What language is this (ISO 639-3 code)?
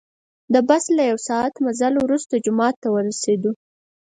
pus